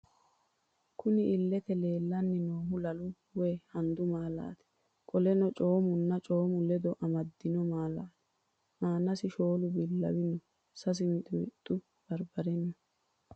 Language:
Sidamo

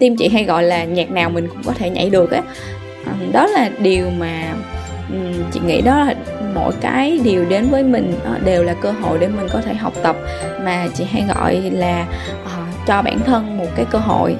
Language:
Vietnamese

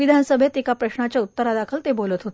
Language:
Marathi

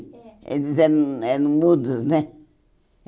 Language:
Portuguese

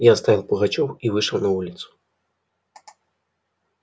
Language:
Russian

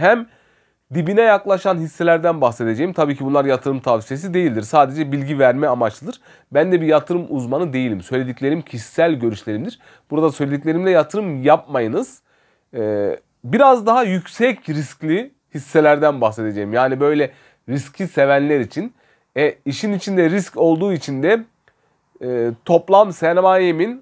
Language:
Turkish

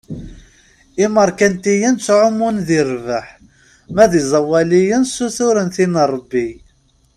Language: Kabyle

